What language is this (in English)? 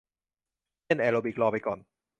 Thai